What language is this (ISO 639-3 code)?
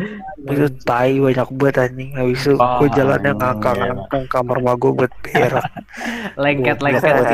ind